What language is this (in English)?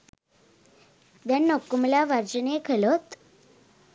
Sinhala